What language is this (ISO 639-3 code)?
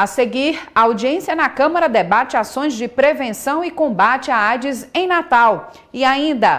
por